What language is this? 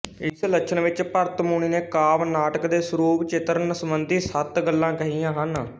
Punjabi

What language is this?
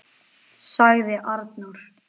Icelandic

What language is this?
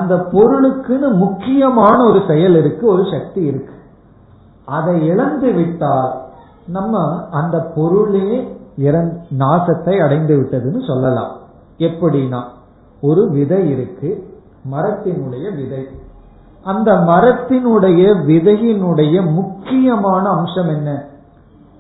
Tamil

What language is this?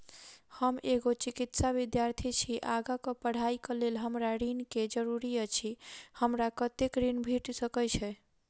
Maithili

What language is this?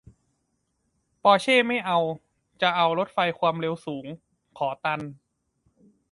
Thai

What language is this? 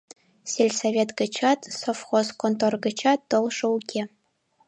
Mari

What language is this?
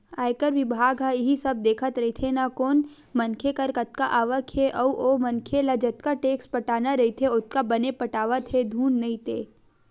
Chhattisgarhi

